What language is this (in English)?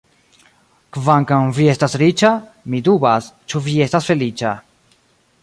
Esperanto